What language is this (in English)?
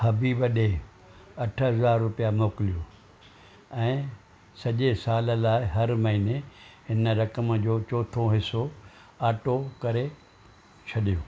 Sindhi